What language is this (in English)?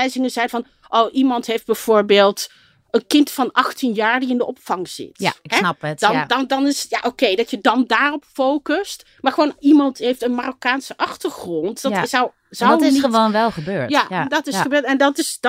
Dutch